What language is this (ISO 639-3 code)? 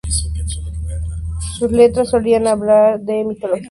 spa